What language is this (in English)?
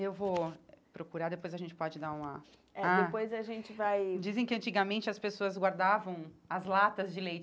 Portuguese